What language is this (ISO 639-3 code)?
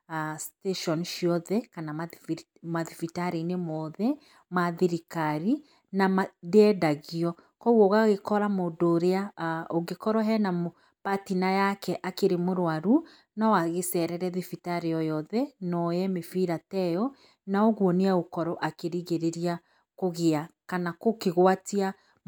kik